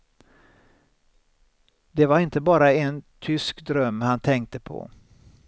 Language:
Swedish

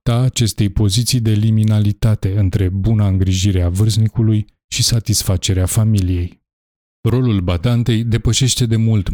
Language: Romanian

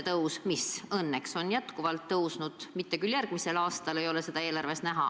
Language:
Estonian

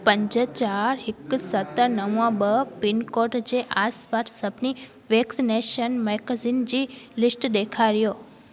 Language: Sindhi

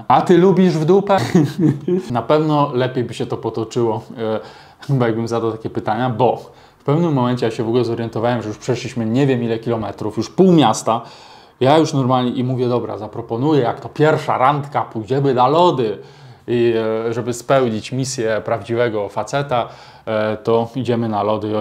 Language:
Polish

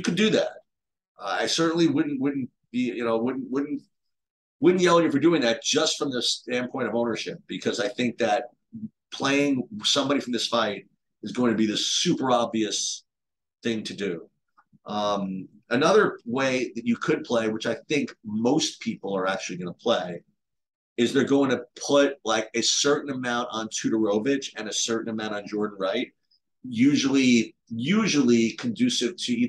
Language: English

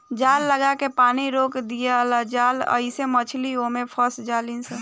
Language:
Bhojpuri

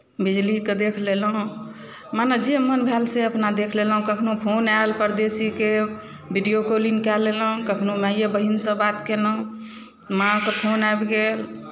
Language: Maithili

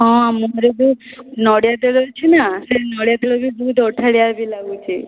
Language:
Odia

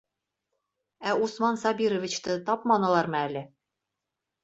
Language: Bashkir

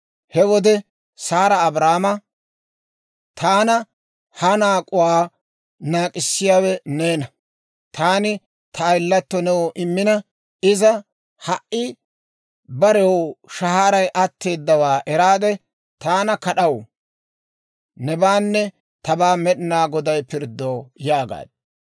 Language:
Dawro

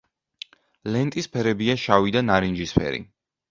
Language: Georgian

